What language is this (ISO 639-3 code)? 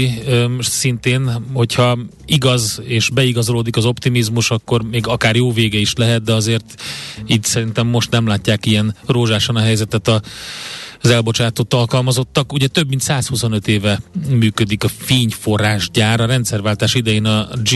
hun